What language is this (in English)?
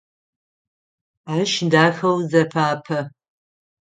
Adyghe